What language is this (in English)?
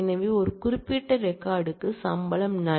Tamil